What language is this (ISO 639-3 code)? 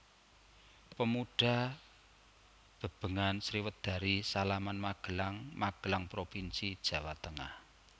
jav